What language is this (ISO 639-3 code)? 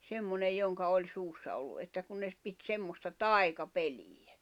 fin